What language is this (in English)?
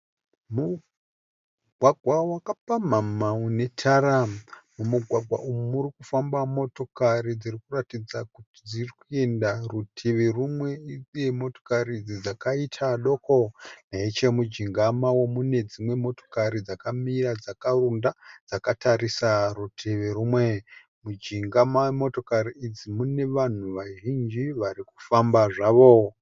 Shona